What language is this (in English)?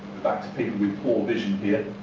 English